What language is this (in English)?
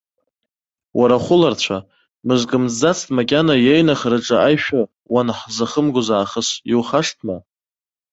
Abkhazian